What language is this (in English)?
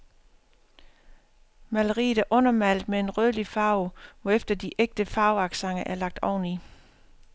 Danish